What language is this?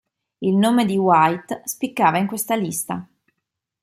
Italian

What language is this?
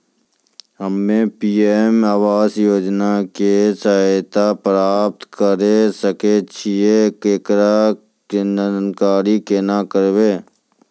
Maithili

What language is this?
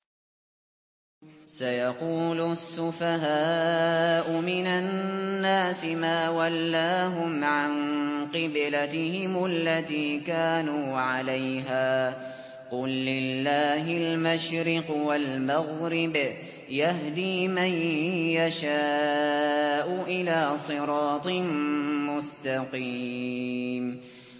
Arabic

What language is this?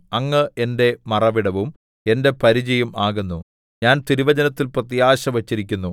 Malayalam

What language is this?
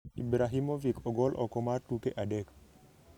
Luo (Kenya and Tanzania)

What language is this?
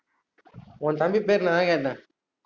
Tamil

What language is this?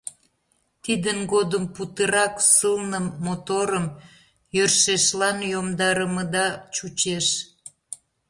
Mari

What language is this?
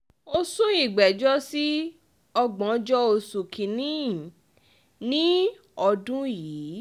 Yoruba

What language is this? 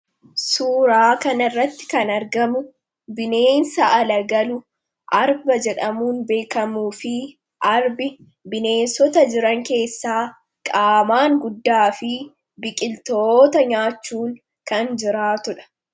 Oromo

